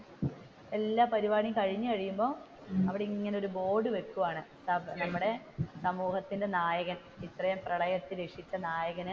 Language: Malayalam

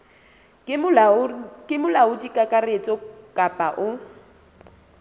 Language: Southern Sotho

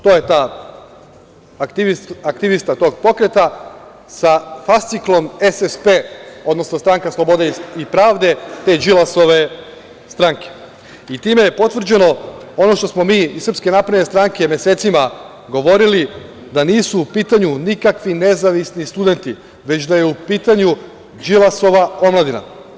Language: Serbian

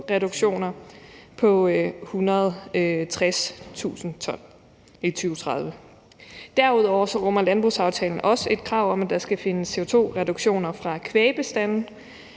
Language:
Danish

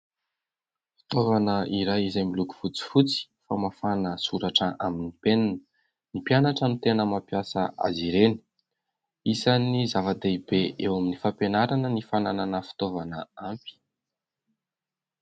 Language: Malagasy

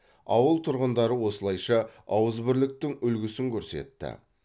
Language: Kazakh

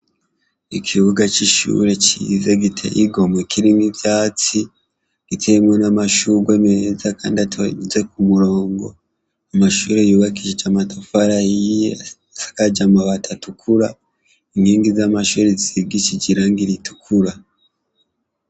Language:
Rundi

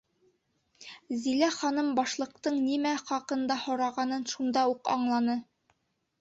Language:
Bashkir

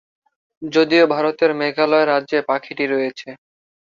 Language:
Bangla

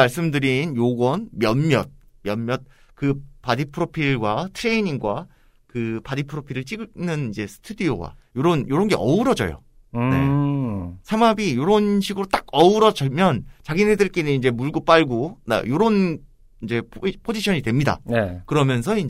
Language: Korean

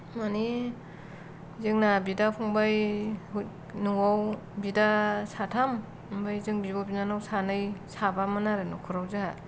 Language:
Bodo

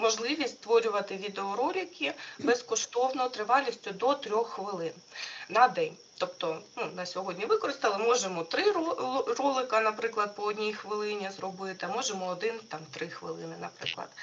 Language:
Ukrainian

